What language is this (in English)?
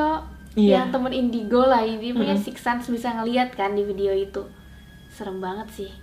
Indonesian